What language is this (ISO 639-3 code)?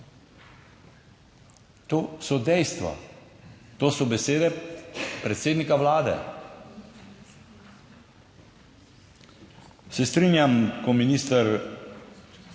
slv